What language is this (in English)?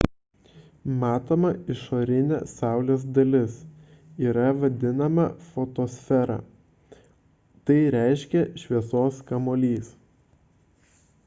Lithuanian